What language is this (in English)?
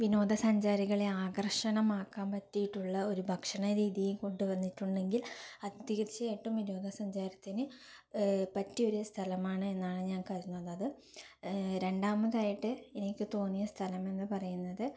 Malayalam